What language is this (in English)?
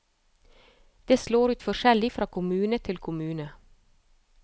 Norwegian